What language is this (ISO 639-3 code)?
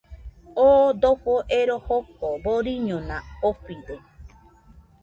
hux